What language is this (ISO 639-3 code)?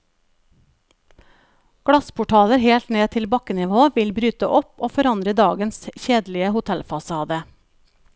nor